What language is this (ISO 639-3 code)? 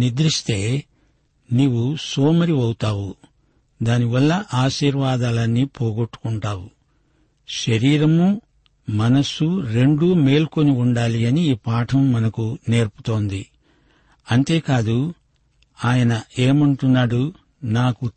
tel